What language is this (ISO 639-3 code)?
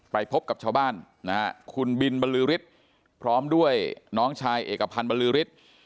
tha